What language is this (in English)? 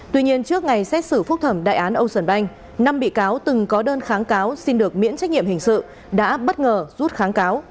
Vietnamese